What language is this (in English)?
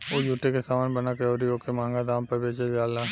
Bhojpuri